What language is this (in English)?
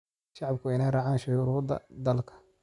Somali